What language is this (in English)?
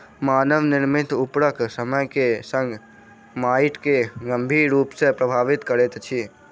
Maithili